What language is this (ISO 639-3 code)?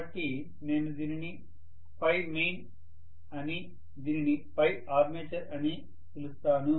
tel